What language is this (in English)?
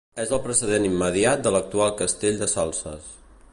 Catalan